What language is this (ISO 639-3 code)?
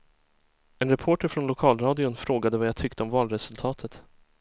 swe